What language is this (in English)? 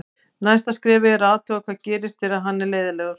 Icelandic